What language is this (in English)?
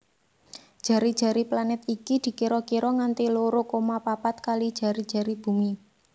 Javanese